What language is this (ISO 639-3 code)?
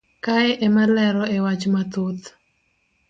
luo